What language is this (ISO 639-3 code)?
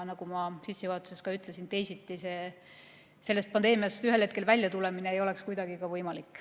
est